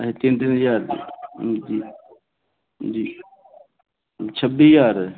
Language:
Dogri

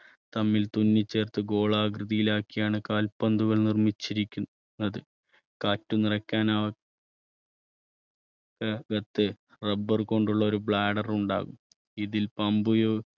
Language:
Malayalam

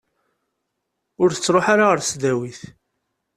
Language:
Kabyle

